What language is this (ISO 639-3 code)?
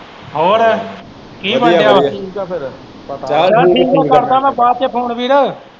pan